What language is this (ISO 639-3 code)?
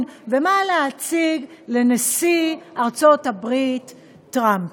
heb